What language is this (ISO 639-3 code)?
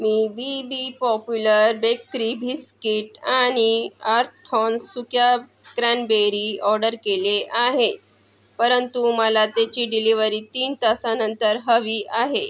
mar